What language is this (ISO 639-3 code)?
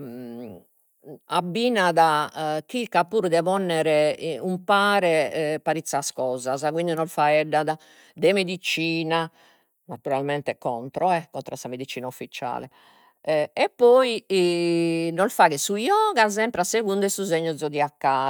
srd